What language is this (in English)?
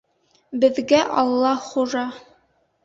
Bashkir